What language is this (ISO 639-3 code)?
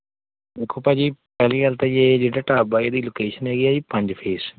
pan